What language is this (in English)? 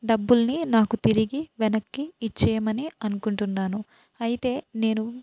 Telugu